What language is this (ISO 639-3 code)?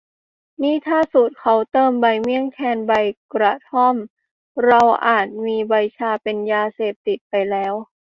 tha